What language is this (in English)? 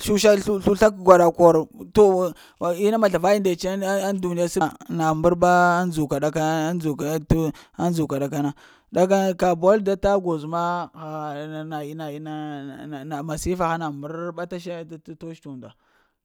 Lamang